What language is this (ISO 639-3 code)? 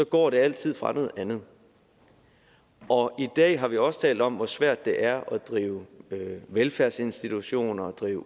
dan